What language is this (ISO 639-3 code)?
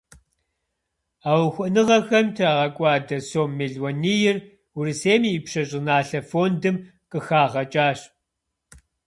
kbd